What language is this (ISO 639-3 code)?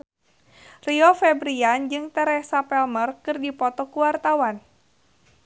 sun